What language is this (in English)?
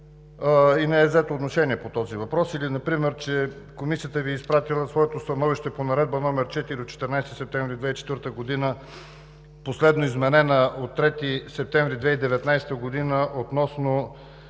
Bulgarian